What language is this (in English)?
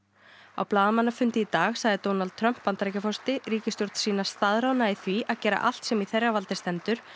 Icelandic